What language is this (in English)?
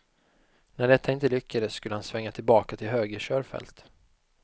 Swedish